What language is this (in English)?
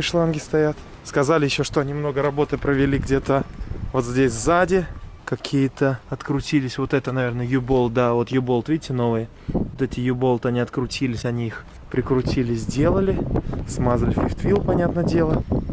Russian